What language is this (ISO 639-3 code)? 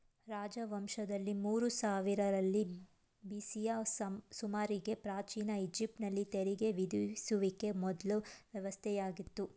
kan